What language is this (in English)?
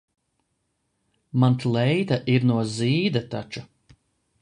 Latvian